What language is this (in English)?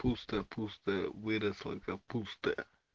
Russian